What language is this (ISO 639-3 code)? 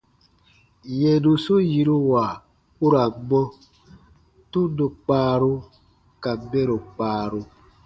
bba